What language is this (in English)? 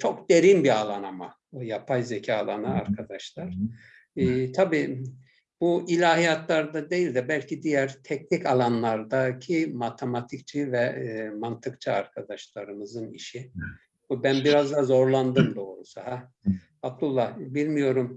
Turkish